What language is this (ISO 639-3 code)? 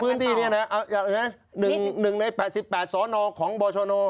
tha